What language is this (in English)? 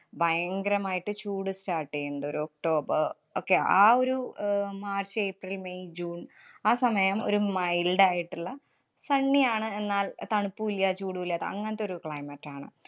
Malayalam